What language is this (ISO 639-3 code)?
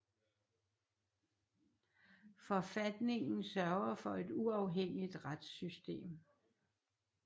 dan